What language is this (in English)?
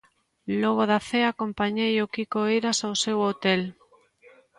Galician